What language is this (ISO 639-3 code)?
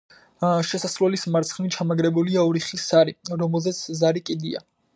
kat